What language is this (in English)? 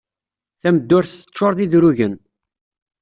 Kabyle